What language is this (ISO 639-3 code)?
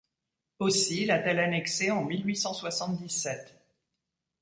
fra